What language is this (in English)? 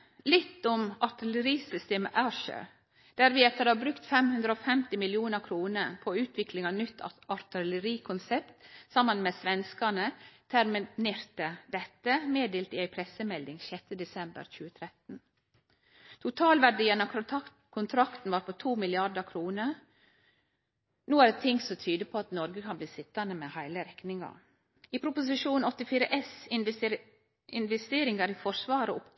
Norwegian Nynorsk